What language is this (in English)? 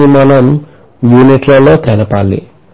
Telugu